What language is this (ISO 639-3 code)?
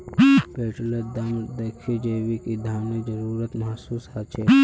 mag